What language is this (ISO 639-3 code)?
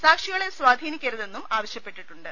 mal